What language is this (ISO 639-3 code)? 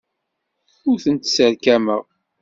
kab